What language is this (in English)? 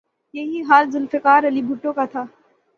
Urdu